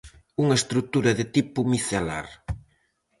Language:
Galician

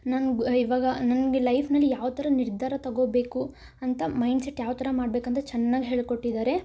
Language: Kannada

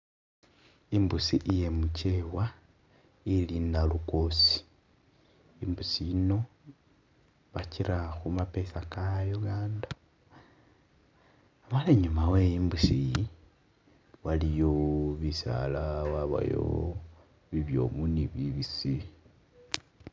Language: Masaaba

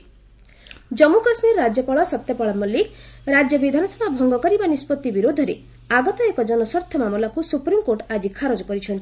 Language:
Odia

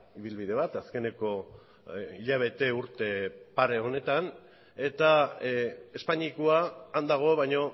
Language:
Basque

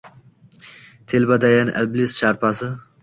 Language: Uzbek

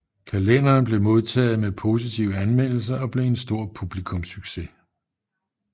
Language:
Danish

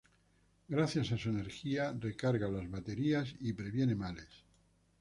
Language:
Spanish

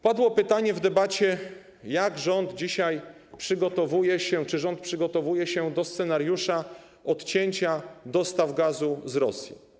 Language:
Polish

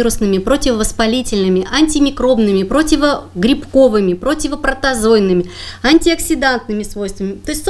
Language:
Russian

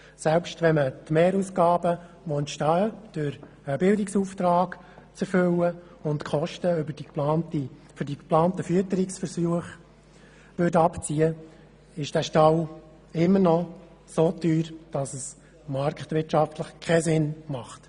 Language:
Swiss German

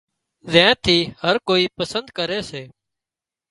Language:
Wadiyara Koli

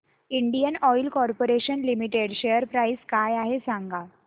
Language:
Marathi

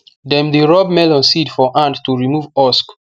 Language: Nigerian Pidgin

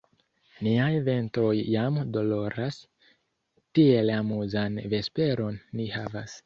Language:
Esperanto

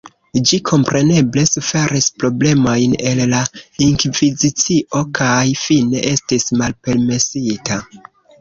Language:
Esperanto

